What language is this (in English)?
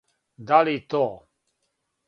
Serbian